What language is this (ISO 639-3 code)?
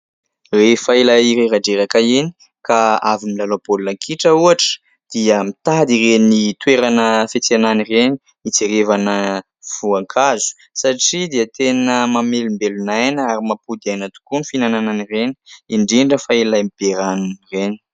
mlg